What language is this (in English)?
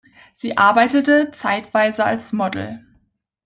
German